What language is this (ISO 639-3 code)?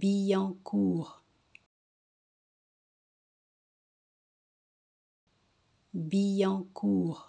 fra